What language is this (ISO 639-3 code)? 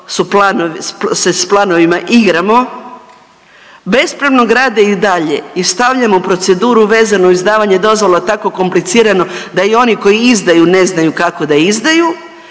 hrv